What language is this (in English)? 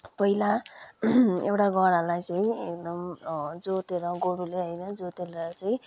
Nepali